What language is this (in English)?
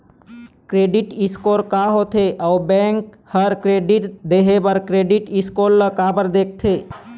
Chhattisgarhi